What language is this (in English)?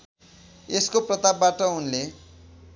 Nepali